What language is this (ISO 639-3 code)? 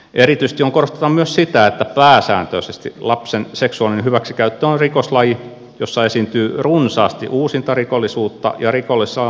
fin